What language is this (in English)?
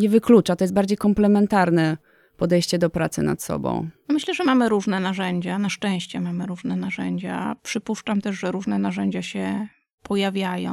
Polish